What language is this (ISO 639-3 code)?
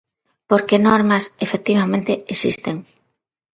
glg